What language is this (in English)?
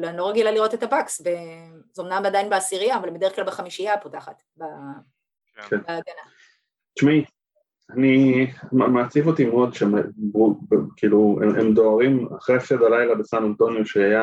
Hebrew